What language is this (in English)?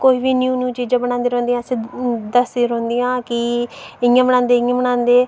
Dogri